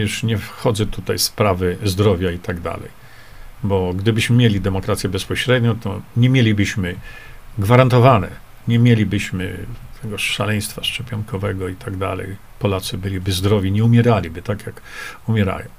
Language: Polish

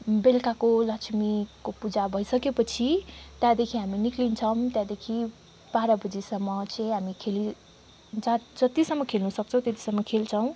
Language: Nepali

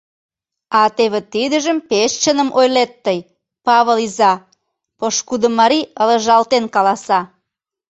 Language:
Mari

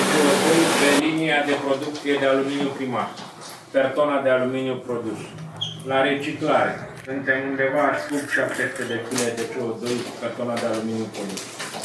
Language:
Romanian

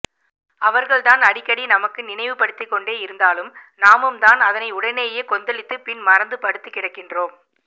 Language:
Tamil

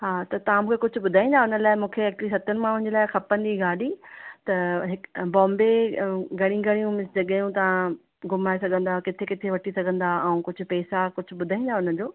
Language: Sindhi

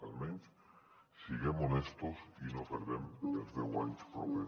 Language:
Catalan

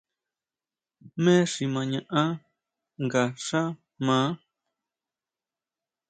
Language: Huautla Mazatec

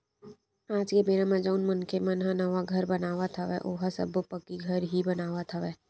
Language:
Chhattisgarhi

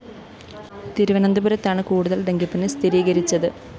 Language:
Malayalam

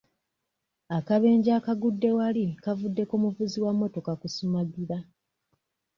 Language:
Ganda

